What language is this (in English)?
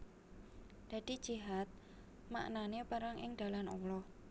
Javanese